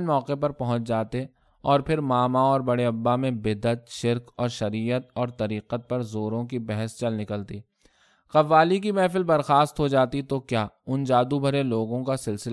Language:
Urdu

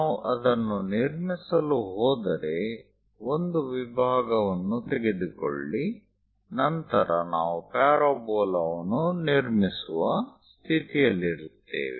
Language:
Kannada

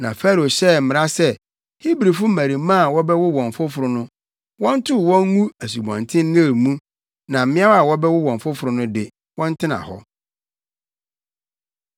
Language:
Akan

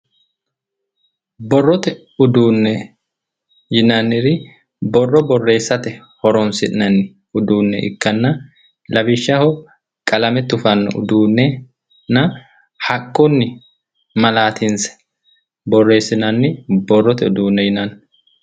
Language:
Sidamo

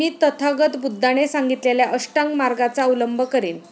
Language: Marathi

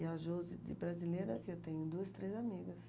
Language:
Portuguese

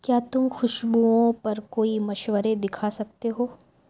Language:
Urdu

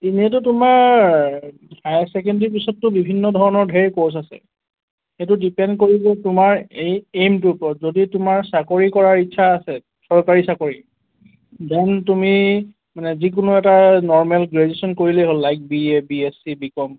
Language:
Assamese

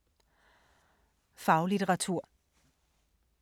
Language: Danish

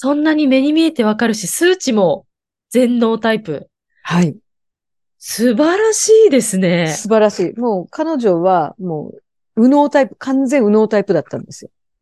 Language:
Japanese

